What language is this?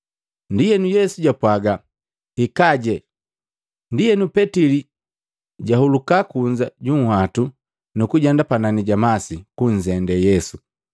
Matengo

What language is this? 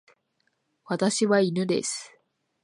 Japanese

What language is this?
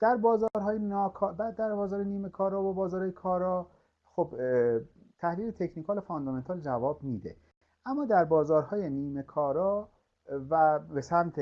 Persian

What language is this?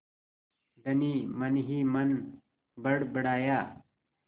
Hindi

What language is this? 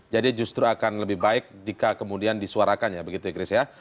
Indonesian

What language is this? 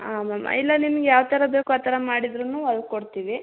Kannada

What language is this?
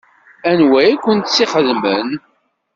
Kabyle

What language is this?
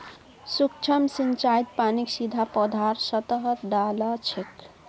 Magahi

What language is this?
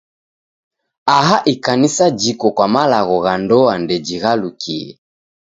Taita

